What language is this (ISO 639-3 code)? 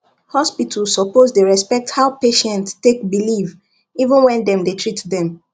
pcm